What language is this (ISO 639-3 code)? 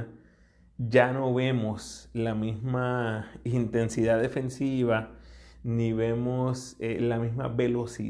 spa